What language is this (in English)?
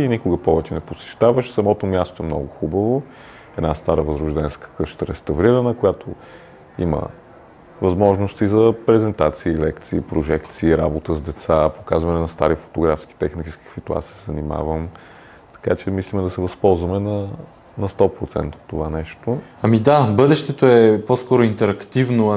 Bulgarian